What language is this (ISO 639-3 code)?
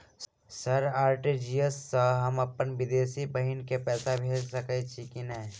mai